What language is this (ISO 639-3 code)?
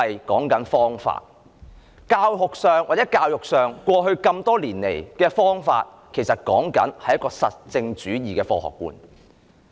yue